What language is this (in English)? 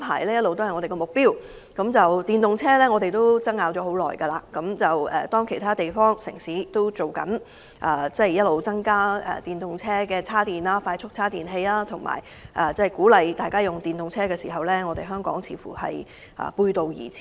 Cantonese